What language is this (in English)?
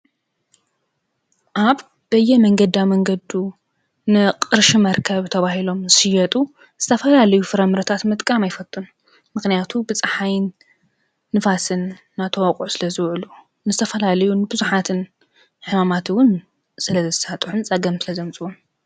Tigrinya